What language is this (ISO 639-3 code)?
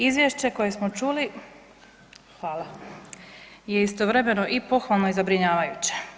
hrv